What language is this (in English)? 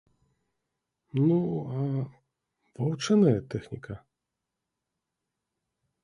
Belarusian